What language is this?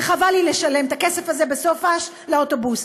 Hebrew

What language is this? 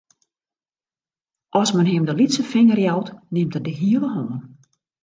Western Frisian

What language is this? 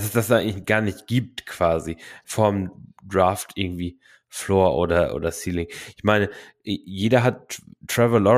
German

